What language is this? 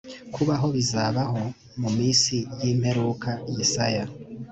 Kinyarwanda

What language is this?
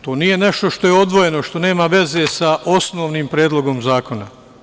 Serbian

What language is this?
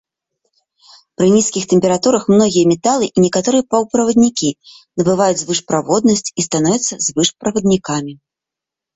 Belarusian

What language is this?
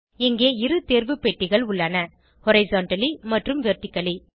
Tamil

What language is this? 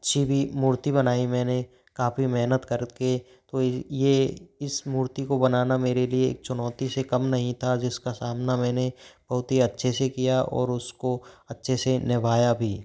Hindi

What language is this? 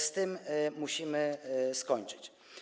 Polish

